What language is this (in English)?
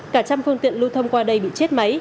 Vietnamese